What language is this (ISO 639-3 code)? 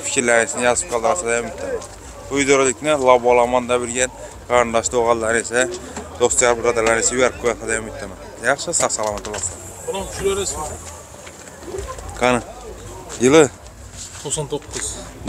tur